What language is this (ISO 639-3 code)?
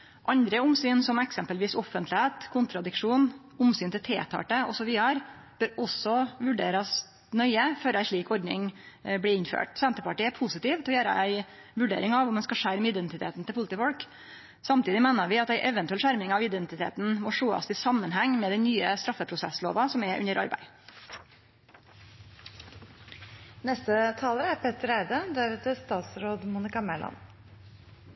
nno